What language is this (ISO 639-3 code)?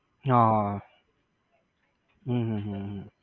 guj